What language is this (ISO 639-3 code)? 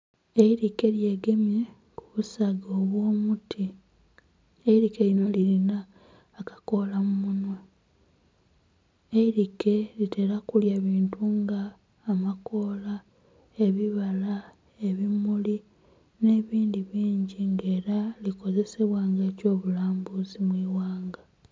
xog